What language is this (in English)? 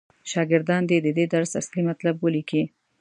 Pashto